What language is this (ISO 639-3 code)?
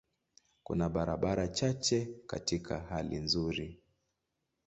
swa